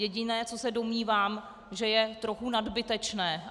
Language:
Czech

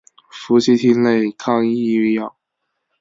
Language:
Chinese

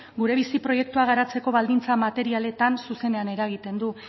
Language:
Basque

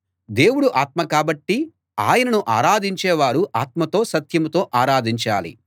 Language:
Telugu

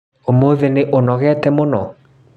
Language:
Kikuyu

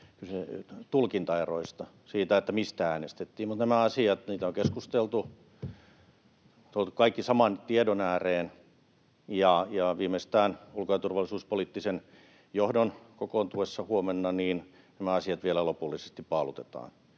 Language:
Finnish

